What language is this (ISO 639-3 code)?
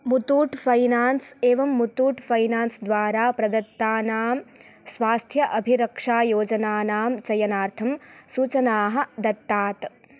san